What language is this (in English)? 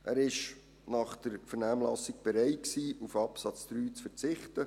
Swiss German